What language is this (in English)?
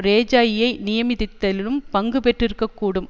Tamil